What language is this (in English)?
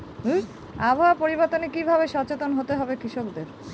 Bangla